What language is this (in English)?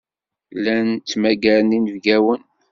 Kabyle